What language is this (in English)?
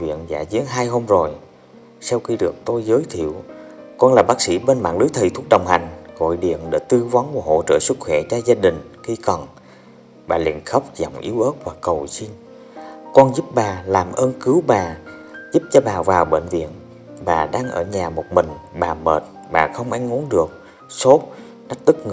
Vietnamese